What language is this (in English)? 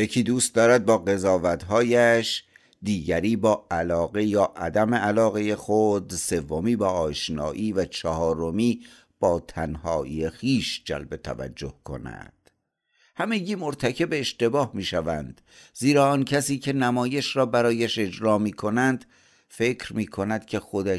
Persian